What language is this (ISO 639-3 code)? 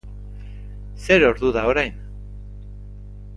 eus